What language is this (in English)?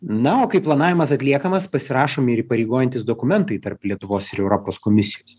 Lithuanian